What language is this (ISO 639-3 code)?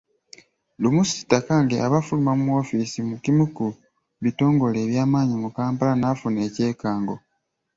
lug